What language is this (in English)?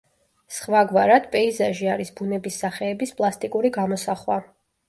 Georgian